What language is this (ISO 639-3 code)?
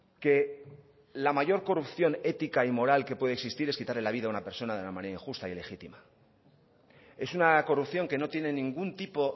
spa